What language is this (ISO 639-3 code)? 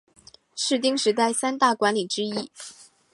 zho